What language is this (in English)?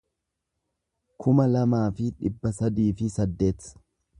Oromo